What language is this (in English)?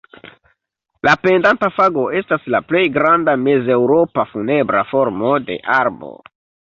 Esperanto